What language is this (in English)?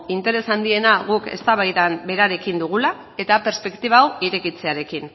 Basque